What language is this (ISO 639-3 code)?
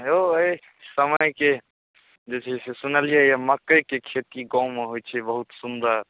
mai